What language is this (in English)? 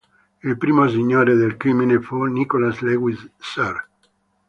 Italian